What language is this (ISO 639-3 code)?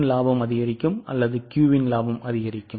tam